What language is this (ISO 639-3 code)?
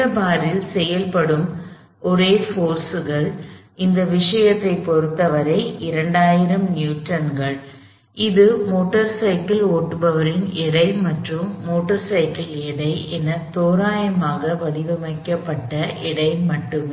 tam